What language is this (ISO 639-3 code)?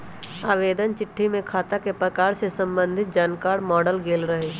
mag